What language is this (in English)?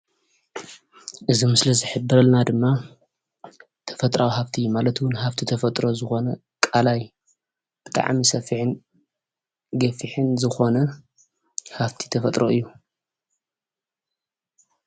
Tigrinya